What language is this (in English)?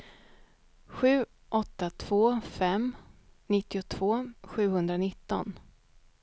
Swedish